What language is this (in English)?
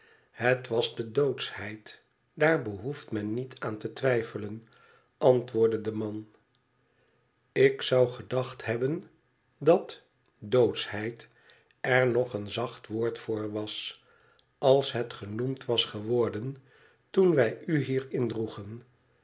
Dutch